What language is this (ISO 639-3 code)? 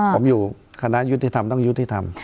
tha